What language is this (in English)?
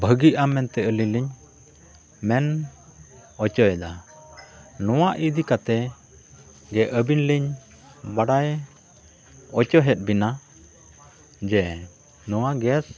Santali